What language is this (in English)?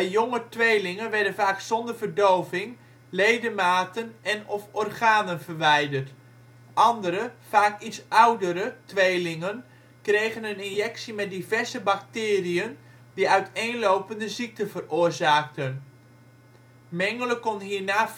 Dutch